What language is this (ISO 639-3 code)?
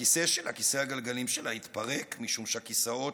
heb